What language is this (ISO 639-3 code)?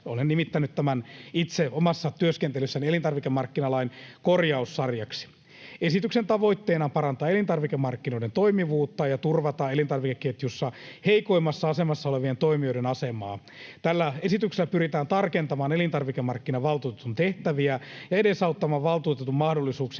fin